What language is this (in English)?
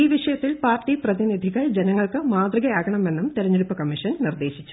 Malayalam